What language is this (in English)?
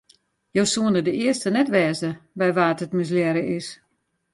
Western Frisian